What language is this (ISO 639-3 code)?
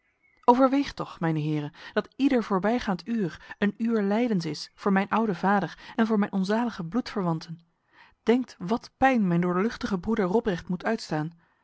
nld